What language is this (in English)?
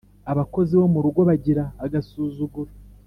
Kinyarwanda